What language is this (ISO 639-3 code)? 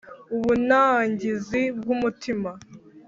kin